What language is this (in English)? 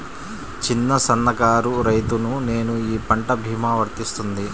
Telugu